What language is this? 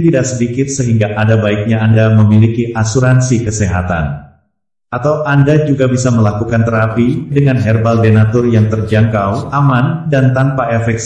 Indonesian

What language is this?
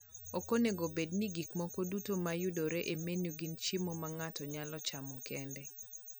Luo (Kenya and Tanzania)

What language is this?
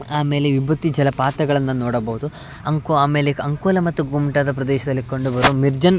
Kannada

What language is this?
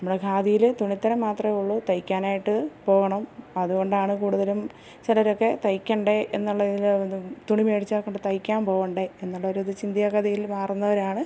Malayalam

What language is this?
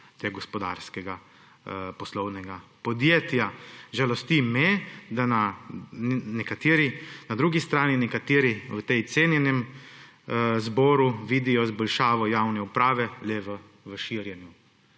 Slovenian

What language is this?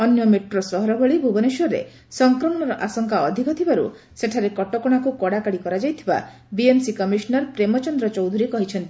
Odia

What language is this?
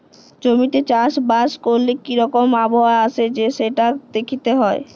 Bangla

